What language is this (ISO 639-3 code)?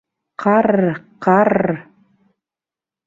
bak